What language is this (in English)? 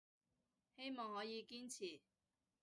Cantonese